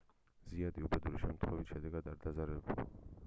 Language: Georgian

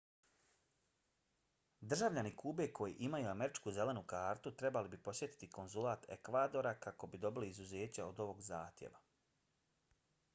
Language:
Bosnian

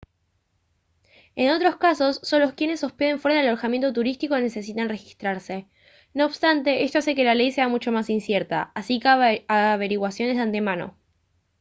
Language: Spanish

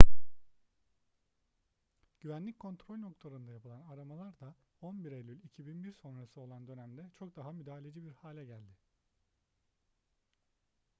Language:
Turkish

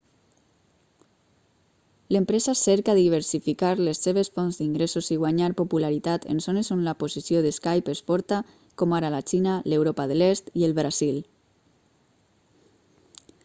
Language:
Catalan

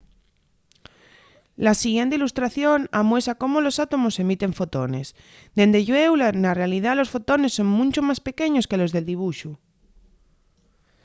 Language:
Asturian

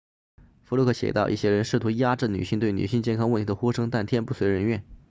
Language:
Chinese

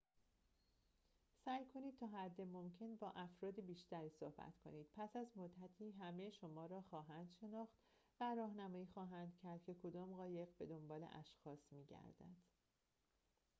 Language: Persian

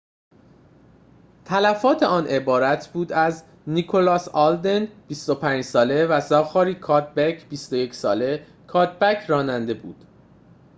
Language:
Persian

